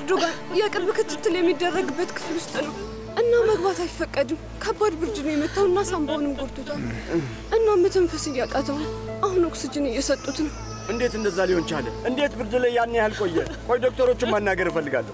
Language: Arabic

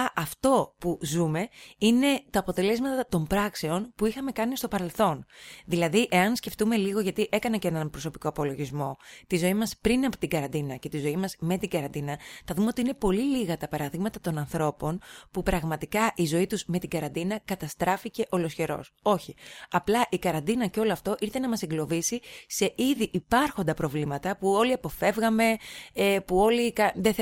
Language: Greek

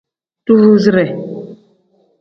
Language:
Tem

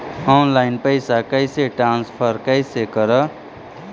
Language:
Magahi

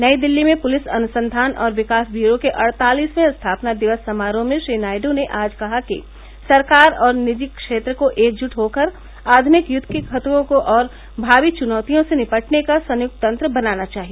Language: Hindi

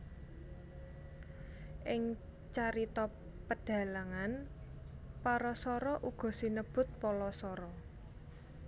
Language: Javanese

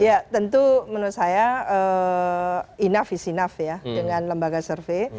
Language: Indonesian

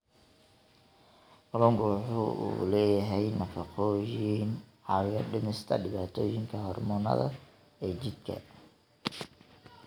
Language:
Somali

